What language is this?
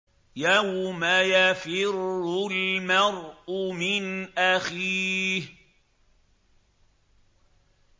Arabic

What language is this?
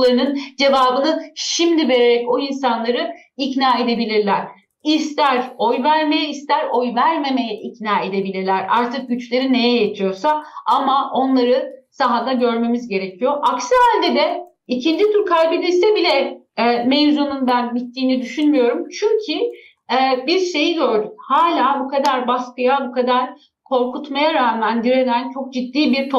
Turkish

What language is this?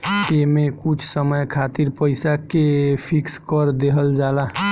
Bhojpuri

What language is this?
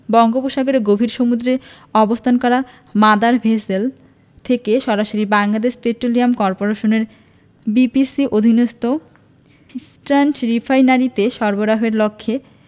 Bangla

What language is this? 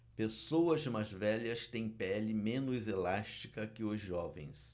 Portuguese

